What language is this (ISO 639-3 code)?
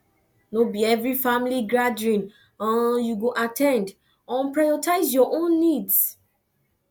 pcm